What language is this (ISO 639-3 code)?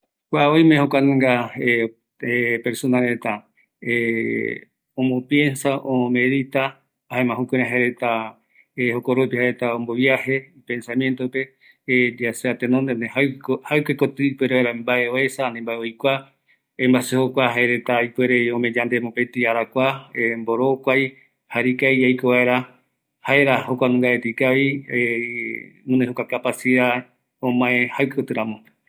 gui